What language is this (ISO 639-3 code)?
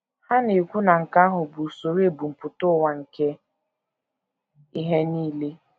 ibo